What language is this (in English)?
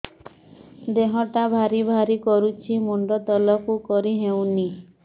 Odia